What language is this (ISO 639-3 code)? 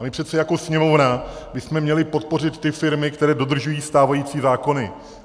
ces